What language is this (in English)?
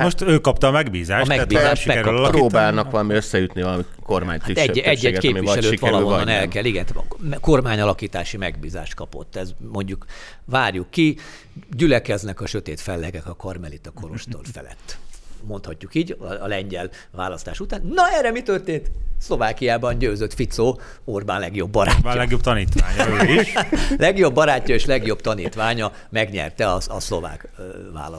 Hungarian